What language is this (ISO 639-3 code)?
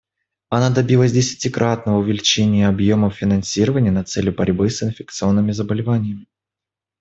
rus